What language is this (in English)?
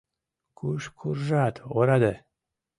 Mari